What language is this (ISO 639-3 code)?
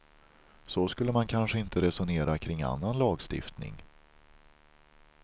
swe